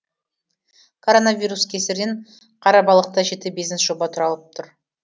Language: Kazakh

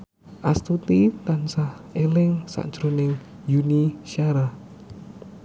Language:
Javanese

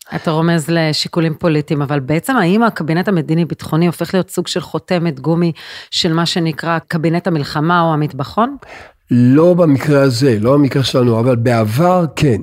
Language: Hebrew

